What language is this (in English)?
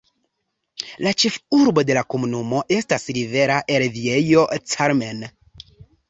Esperanto